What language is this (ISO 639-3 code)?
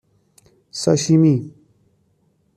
fas